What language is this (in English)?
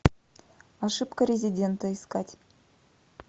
Russian